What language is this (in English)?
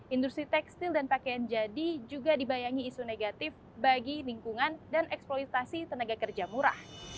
Indonesian